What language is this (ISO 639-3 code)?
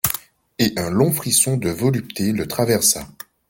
fra